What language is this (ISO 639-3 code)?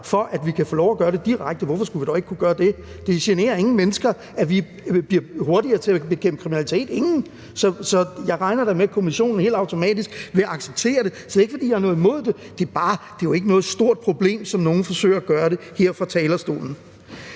dan